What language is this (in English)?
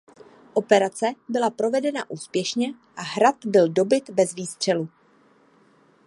Czech